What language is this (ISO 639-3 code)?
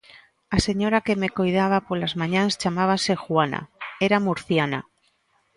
glg